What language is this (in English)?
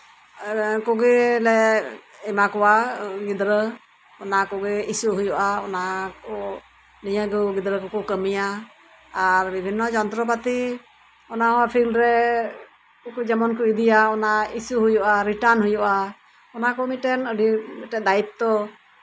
Santali